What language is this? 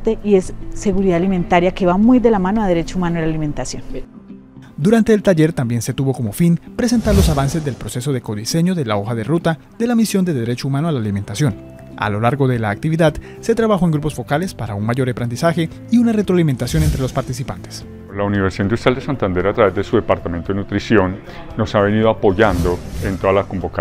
Spanish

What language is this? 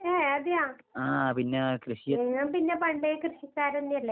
Malayalam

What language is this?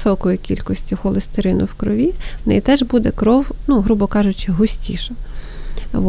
Ukrainian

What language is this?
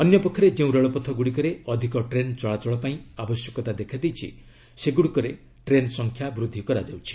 Odia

